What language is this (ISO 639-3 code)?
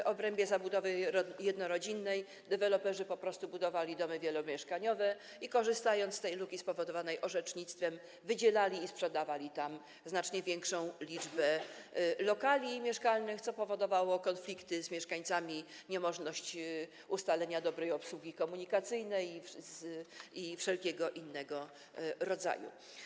pol